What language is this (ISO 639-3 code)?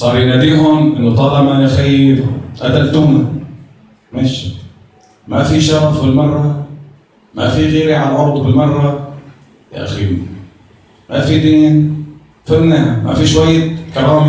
ara